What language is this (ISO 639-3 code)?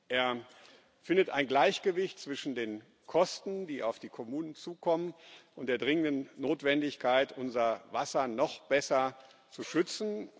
deu